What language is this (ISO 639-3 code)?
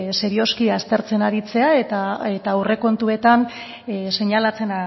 eus